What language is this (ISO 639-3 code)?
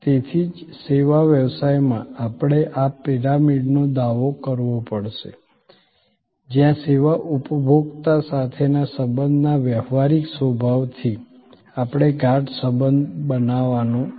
guj